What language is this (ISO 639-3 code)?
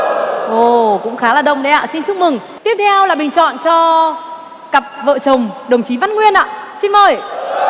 vie